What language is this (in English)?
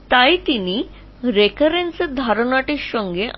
Bangla